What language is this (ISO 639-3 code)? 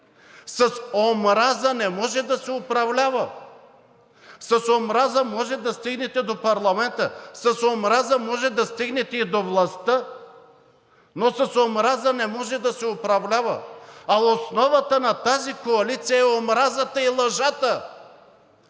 bul